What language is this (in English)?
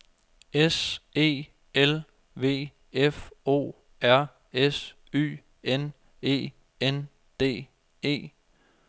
Danish